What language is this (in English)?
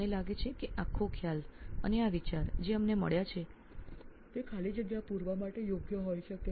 Gujarati